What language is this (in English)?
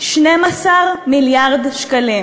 Hebrew